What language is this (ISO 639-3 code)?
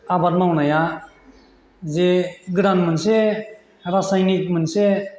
brx